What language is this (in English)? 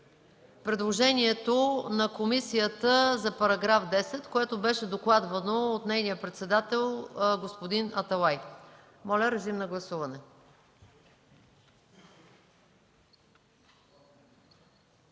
Bulgarian